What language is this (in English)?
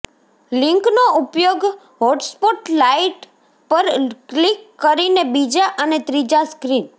Gujarati